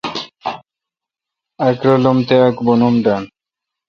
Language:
Kalkoti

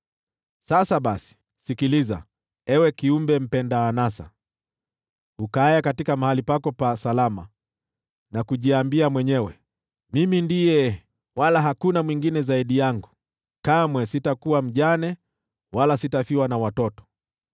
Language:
Swahili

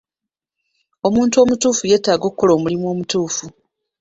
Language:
Ganda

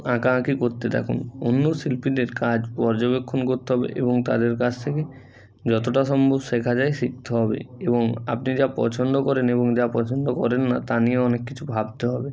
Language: Bangla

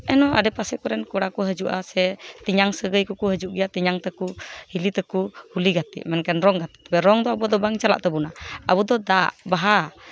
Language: Santali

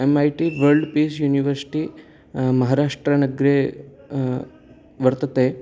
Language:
Sanskrit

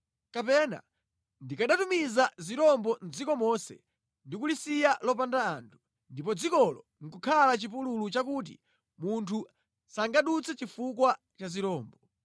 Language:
Nyanja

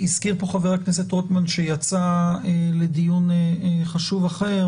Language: Hebrew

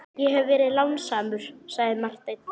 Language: Icelandic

